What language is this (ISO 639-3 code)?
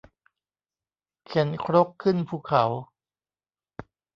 tha